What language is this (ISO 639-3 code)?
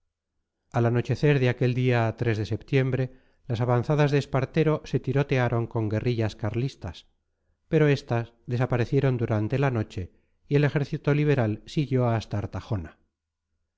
spa